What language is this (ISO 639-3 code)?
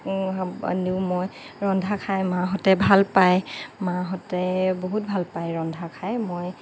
asm